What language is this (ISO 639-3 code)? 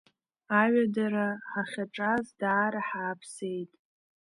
abk